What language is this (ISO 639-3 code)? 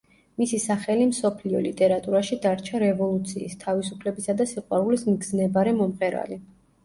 kat